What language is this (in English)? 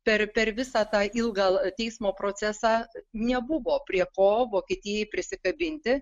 Lithuanian